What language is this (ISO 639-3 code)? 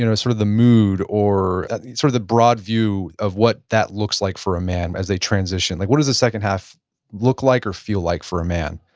eng